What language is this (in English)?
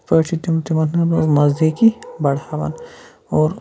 Kashmiri